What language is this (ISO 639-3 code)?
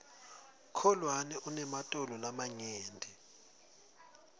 ssw